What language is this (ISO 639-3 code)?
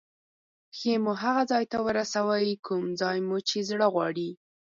pus